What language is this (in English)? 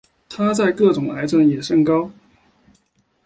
Chinese